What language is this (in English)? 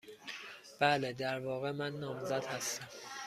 Persian